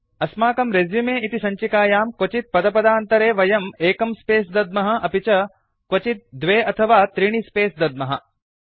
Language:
Sanskrit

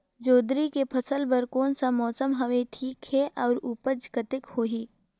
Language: Chhattisgarhi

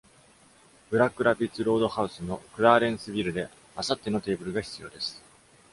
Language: Japanese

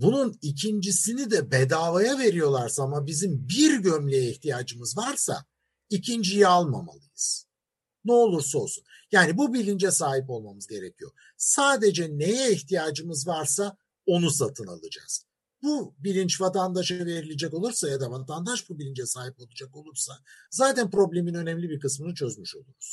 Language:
Turkish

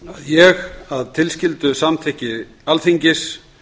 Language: Icelandic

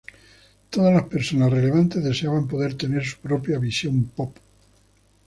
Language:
Spanish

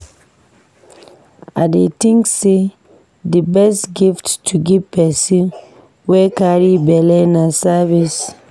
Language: Nigerian Pidgin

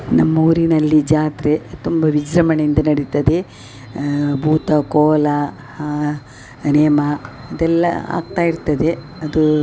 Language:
Kannada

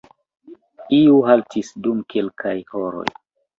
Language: Esperanto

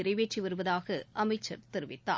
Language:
Tamil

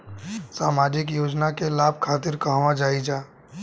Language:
Bhojpuri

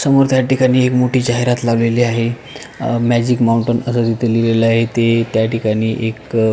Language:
Marathi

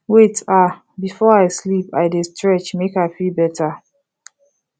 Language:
Nigerian Pidgin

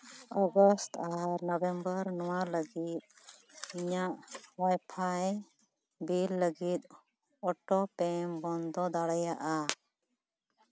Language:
Santali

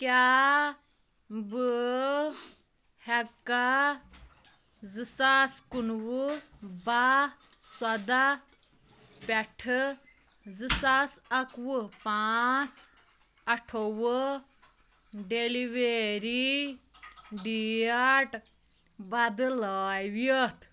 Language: Kashmiri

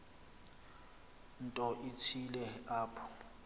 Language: Xhosa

